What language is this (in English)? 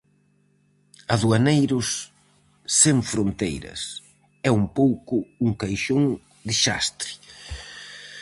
Galician